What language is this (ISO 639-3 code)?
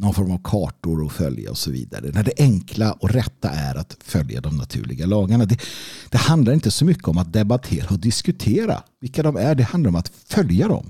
swe